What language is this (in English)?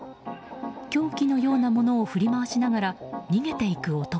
Japanese